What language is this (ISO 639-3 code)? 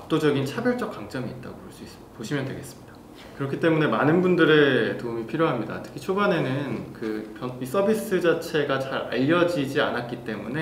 kor